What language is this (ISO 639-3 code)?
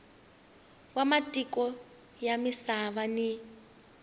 tso